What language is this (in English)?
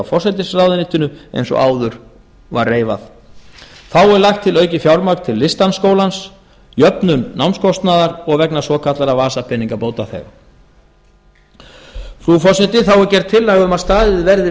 Icelandic